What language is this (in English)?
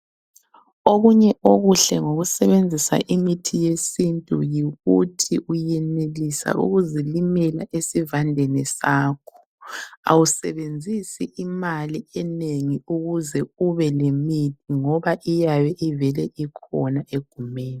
North Ndebele